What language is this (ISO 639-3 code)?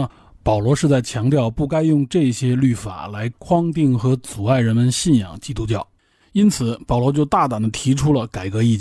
zho